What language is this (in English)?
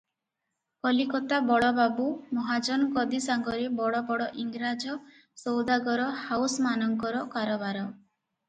Odia